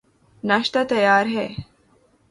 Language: Urdu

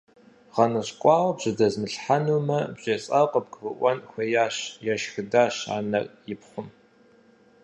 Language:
Kabardian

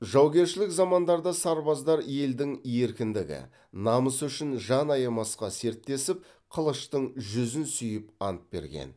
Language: Kazakh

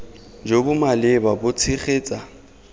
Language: Tswana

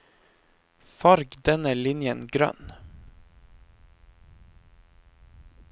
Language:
Norwegian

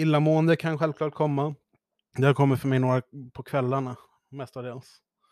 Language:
Swedish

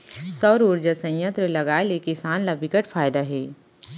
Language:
Chhattisgarhi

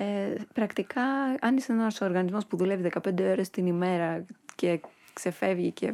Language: Greek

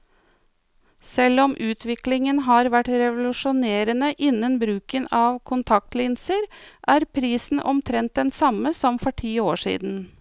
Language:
Norwegian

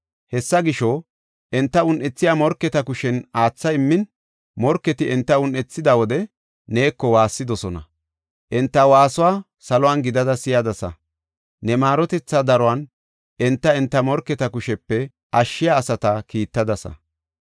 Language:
Gofa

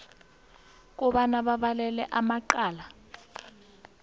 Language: South Ndebele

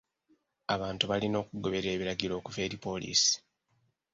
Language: Ganda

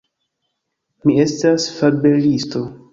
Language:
Esperanto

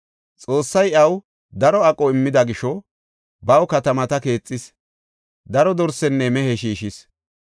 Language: Gofa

